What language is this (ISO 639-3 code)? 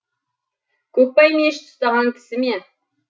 kaz